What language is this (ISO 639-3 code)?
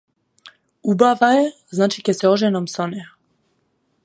mkd